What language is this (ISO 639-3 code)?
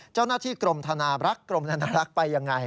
tha